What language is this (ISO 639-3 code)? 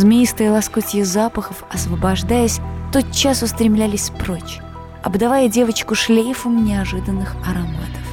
rus